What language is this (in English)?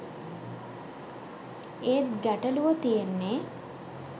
Sinhala